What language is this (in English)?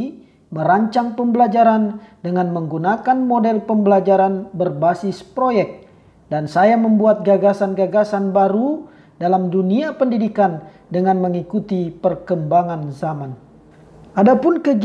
Indonesian